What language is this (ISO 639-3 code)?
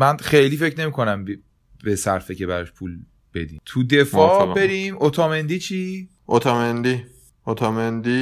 fas